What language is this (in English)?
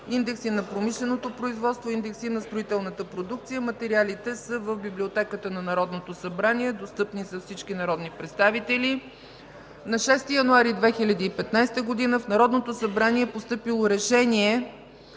Bulgarian